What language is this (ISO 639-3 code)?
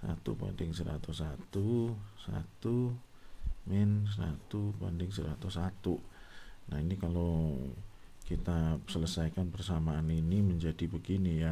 ind